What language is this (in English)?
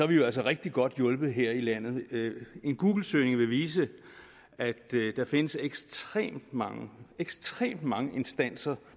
Danish